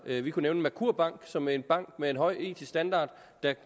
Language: Danish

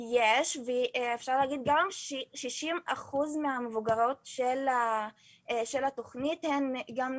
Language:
Hebrew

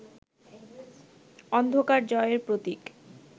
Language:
Bangla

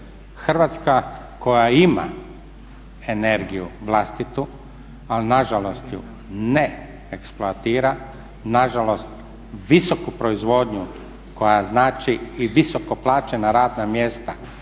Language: Croatian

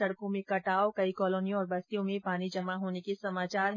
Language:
Hindi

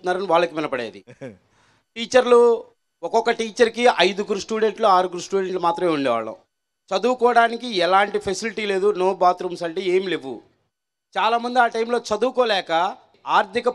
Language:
Telugu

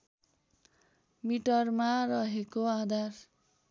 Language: Nepali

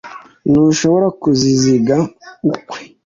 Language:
Kinyarwanda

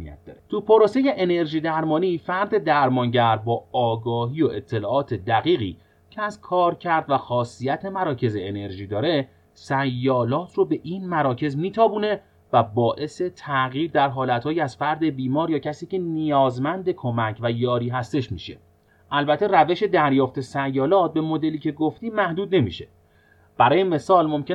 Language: Persian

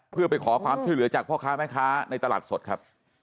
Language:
Thai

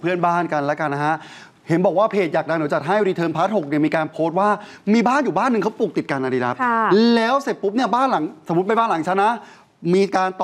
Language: Thai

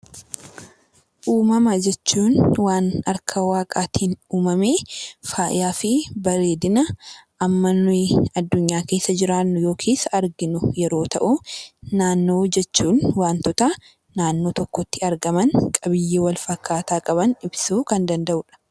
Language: Oromo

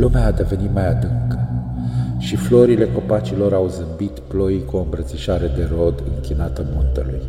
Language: Romanian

